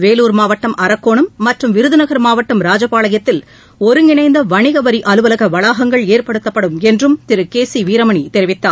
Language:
Tamil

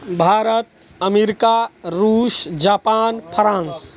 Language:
Maithili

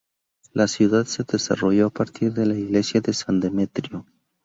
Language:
Spanish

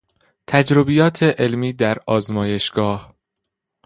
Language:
Persian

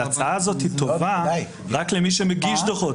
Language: Hebrew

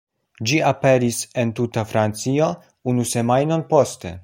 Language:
Esperanto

